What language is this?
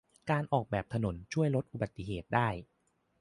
Thai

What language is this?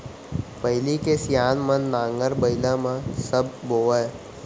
Chhattisgarhi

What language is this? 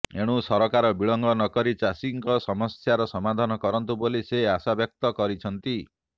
Odia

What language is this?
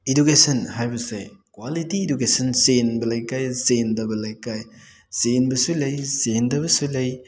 Manipuri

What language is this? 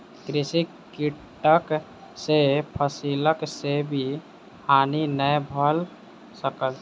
Maithili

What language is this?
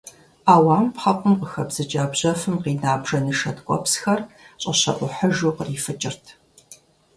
Kabardian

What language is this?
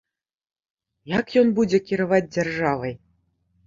Belarusian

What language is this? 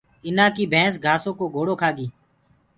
Gurgula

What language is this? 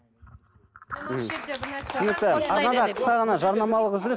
Kazakh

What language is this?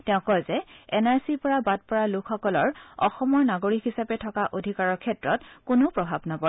Assamese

